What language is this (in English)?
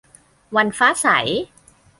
Thai